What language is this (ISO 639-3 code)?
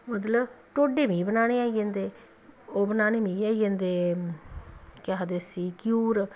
doi